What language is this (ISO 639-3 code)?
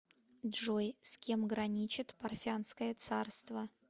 rus